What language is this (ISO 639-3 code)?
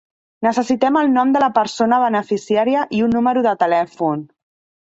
cat